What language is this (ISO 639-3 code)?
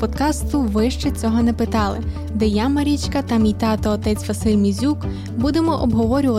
ukr